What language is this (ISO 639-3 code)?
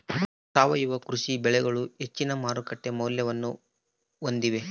kan